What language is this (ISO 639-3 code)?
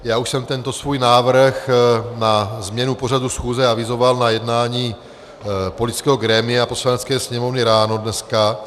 ces